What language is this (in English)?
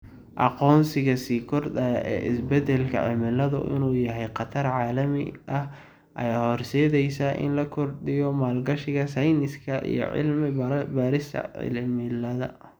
Somali